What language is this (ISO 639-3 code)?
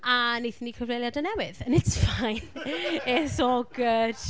cym